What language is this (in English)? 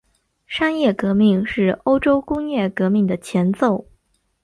Chinese